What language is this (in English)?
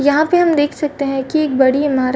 Hindi